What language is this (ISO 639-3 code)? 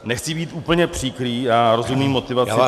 ces